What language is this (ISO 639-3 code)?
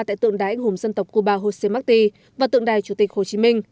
vie